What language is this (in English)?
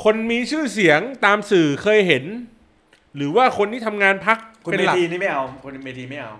Thai